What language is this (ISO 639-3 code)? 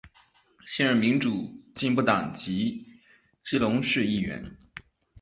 zho